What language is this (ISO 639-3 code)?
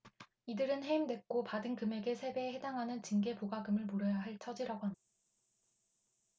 kor